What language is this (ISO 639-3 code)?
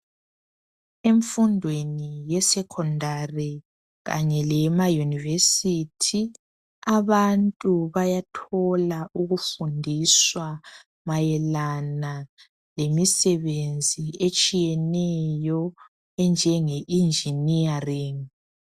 nde